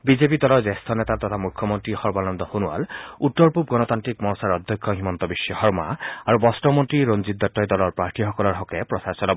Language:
Assamese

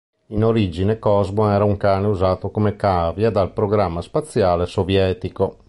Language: Italian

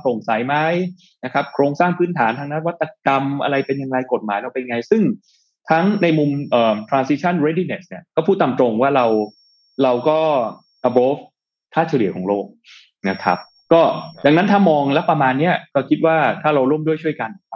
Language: Thai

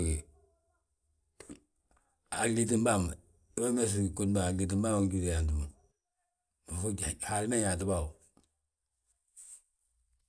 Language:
Balanta-Ganja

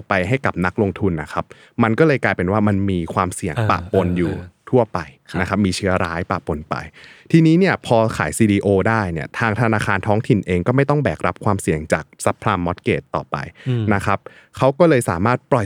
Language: Thai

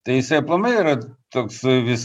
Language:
Lithuanian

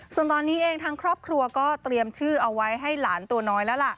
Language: Thai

